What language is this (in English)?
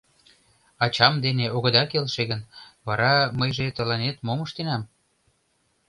Mari